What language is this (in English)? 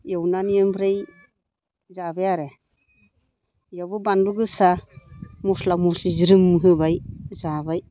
Bodo